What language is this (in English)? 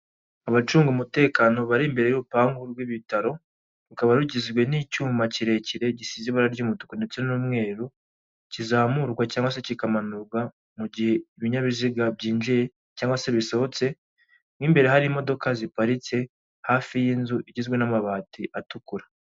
Kinyarwanda